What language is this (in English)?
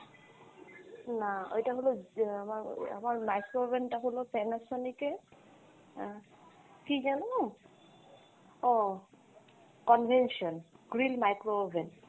Bangla